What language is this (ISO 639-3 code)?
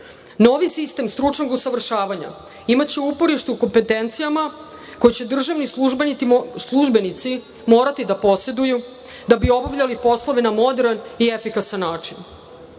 srp